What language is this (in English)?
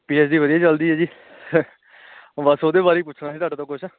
Punjabi